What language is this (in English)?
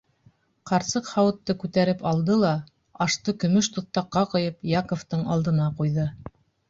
Bashkir